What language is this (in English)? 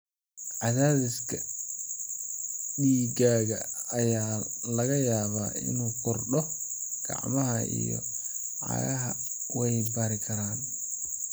Somali